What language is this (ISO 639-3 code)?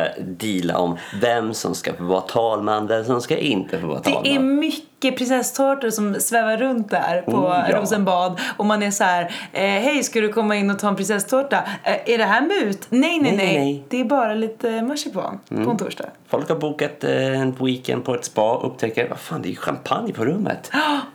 swe